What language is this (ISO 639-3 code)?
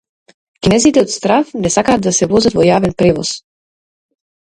mkd